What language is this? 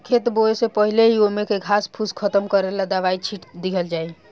Bhojpuri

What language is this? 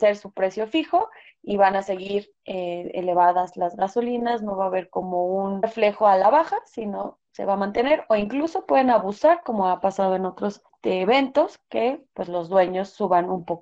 Spanish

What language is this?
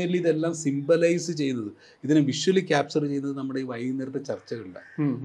Malayalam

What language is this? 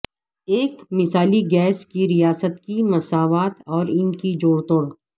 Urdu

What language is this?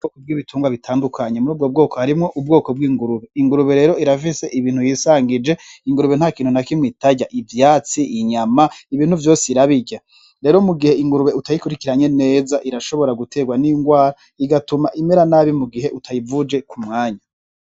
Rundi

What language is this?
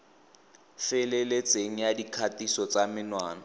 Tswana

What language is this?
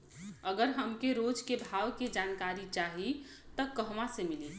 Bhojpuri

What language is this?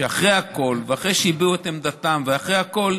Hebrew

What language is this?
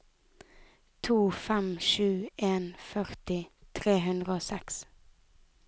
Norwegian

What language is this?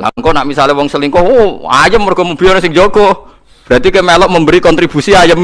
Indonesian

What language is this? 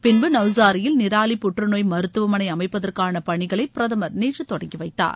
Tamil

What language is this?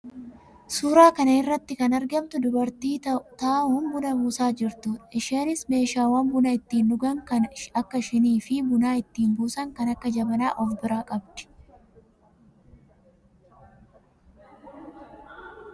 Oromo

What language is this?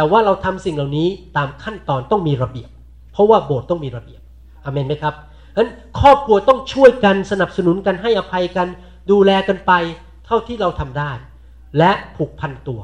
Thai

